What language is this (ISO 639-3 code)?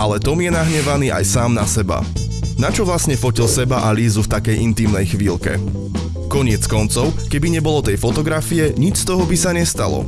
slk